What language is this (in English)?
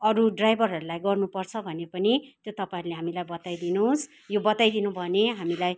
Nepali